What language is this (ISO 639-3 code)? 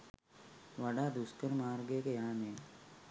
sin